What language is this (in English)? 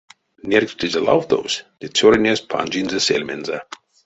Erzya